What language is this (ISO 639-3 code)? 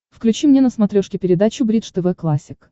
rus